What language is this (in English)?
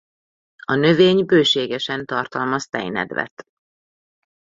Hungarian